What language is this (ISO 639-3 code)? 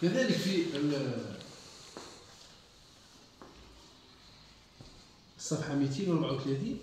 ara